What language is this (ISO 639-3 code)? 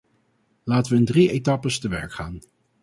nld